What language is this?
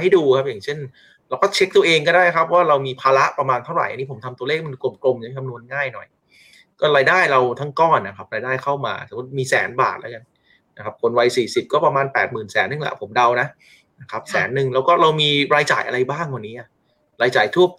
Thai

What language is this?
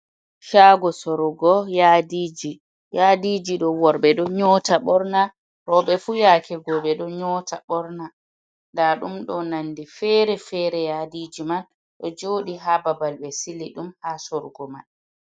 Fula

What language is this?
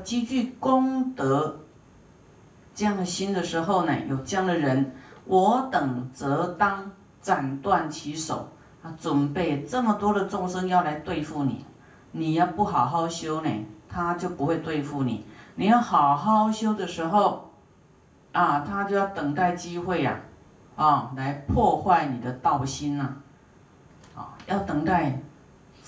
Chinese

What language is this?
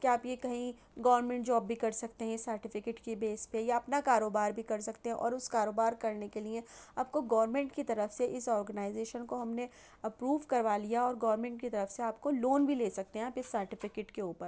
Urdu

